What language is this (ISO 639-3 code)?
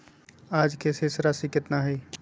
mag